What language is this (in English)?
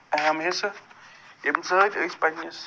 Kashmiri